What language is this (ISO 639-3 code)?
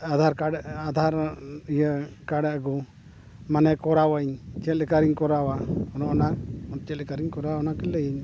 sat